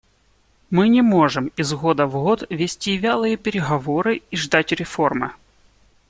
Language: Russian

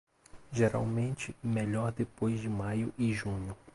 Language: Portuguese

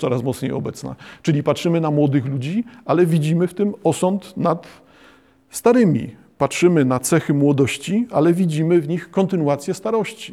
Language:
Polish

